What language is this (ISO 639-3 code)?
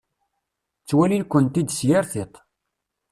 kab